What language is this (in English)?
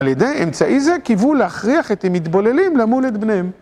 Hebrew